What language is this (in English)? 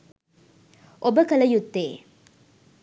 Sinhala